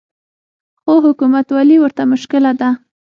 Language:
Pashto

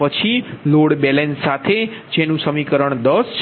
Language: Gujarati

